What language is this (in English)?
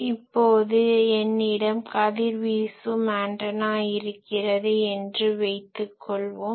Tamil